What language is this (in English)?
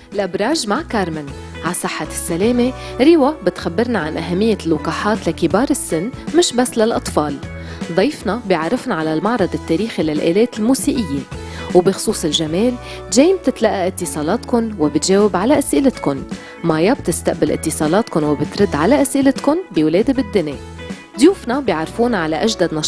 Arabic